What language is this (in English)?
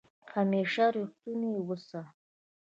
Pashto